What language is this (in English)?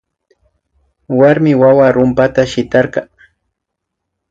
Imbabura Highland Quichua